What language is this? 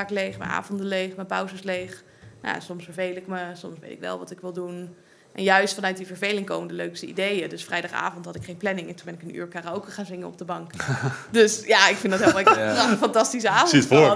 Dutch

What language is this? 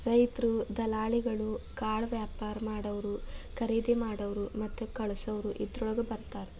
Kannada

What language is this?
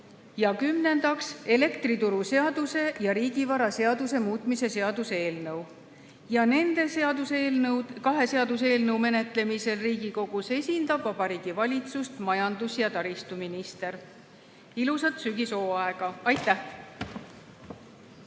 Estonian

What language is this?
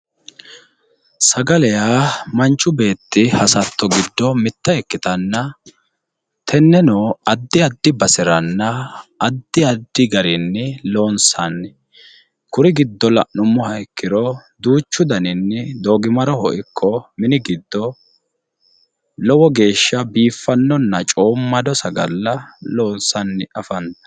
Sidamo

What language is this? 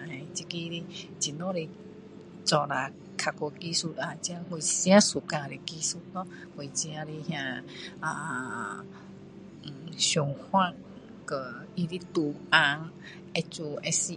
Min Dong Chinese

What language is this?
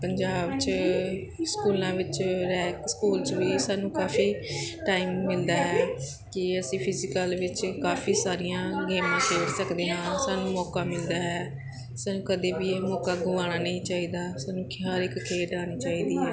Punjabi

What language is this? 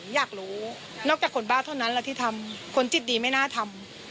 Thai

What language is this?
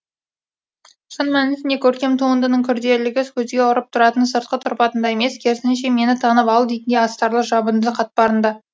Kazakh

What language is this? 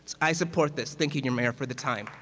English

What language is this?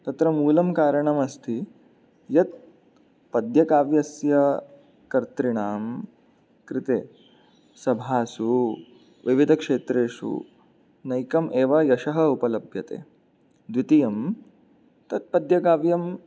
Sanskrit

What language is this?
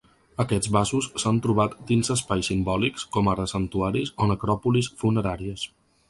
Catalan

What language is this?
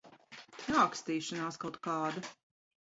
Latvian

